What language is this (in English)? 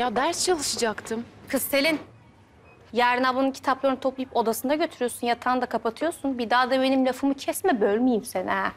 Turkish